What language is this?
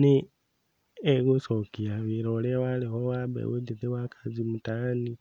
Kikuyu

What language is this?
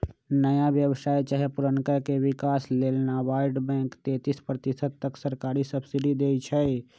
Magahi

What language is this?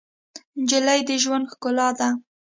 Pashto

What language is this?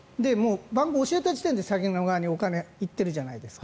Japanese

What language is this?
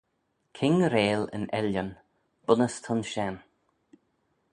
Manx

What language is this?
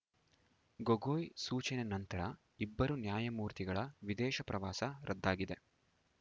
Kannada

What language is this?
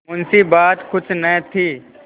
Hindi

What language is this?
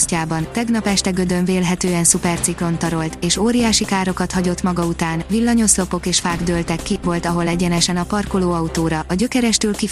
Hungarian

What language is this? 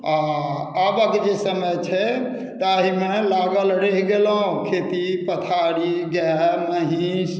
Maithili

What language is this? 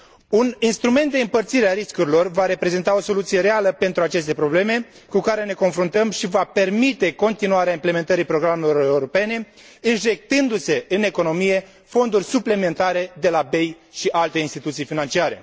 Romanian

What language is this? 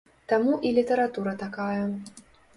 Belarusian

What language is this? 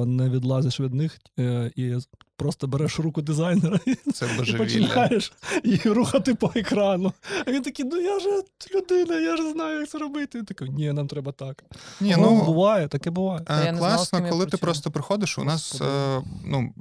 Ukrainian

